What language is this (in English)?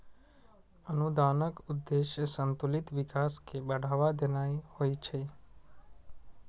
Maithili